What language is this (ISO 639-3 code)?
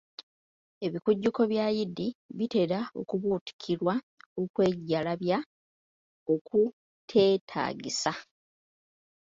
lug